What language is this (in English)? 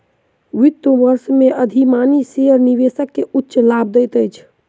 Maithili